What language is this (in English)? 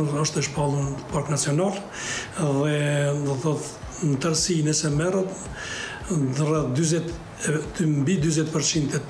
Romanian